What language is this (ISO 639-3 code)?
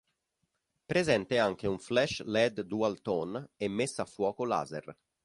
ita